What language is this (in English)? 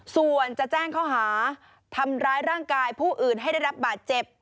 Thai